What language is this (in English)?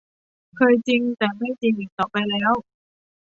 Thai